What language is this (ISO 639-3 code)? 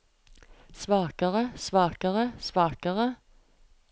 nor